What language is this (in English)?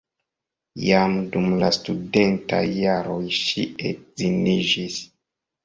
Esperanto